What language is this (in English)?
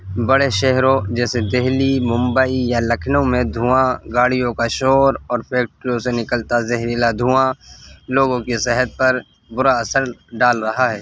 Urdu